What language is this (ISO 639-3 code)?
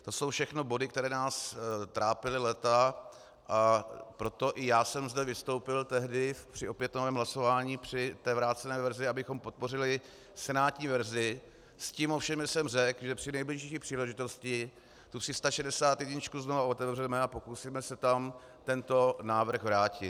ces